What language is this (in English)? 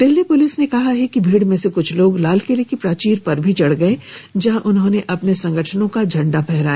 Hindi